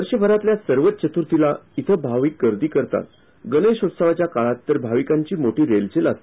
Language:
Marathi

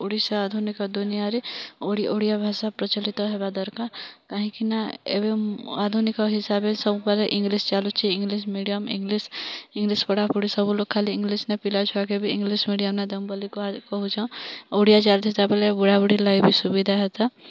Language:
Odia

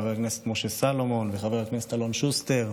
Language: Hebrew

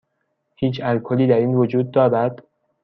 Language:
Persian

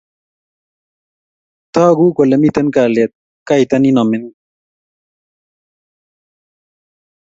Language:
Kalenjin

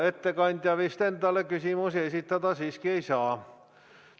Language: Estonian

